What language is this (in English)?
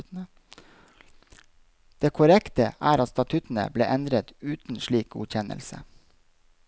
Norwegian